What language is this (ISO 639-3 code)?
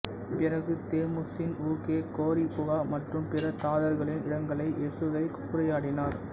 tam